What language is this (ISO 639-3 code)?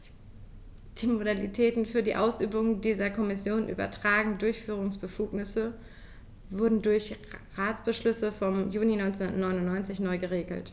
deu